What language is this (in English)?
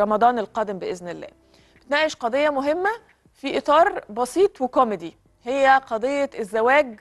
Arabic